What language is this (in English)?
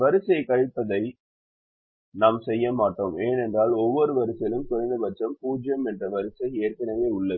Tamil